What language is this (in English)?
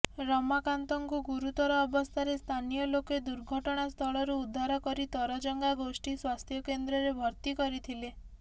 Odia